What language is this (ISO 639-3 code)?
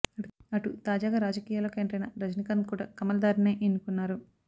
tel